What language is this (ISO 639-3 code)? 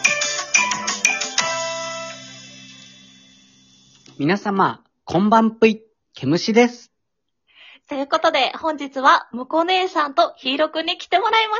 jpn